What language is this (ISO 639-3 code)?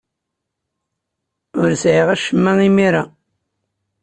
kab